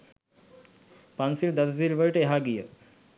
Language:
Sinhala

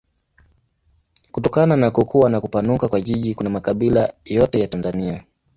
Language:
Swahili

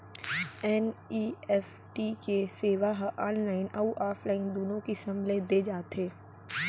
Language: Chhattisgarhi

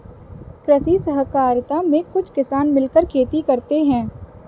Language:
Hindi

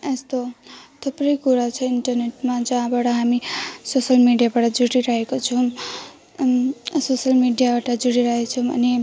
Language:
Nepali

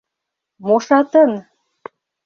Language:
Mari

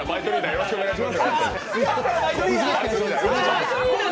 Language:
Japanese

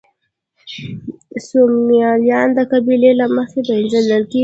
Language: Pashto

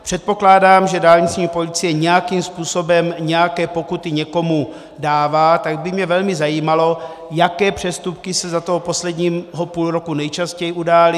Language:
Czech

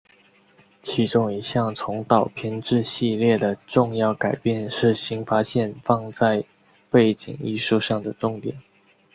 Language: Chinese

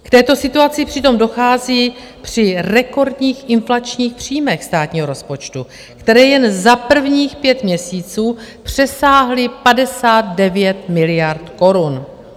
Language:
Czech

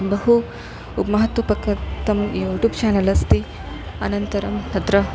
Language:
Sanskrit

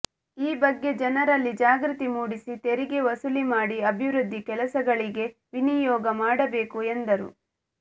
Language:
Kannada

